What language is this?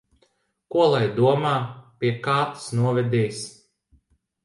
Latvian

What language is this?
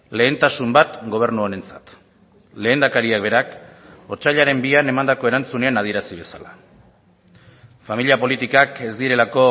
Basque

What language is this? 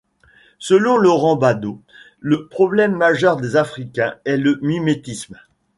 French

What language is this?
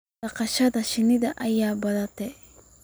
Somali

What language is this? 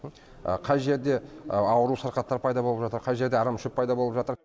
Kazakh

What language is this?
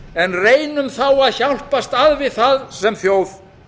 Icelandic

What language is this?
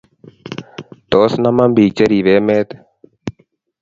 Kalenjin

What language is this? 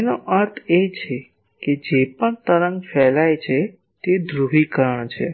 Gujarati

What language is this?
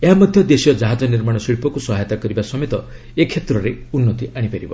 Odia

